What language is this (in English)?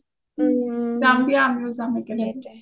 Assamese